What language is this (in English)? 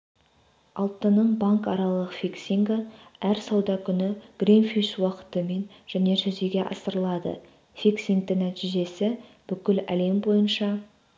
Kazakh